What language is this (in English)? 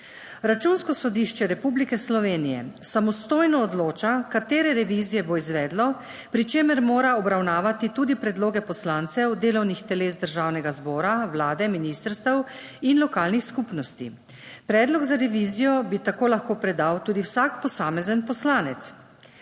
Slovenian